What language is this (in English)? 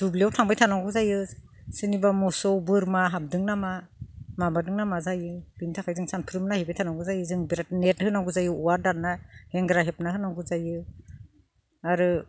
Bodo